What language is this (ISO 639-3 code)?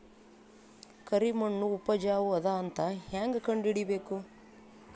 kan